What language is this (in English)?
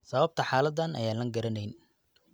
Somali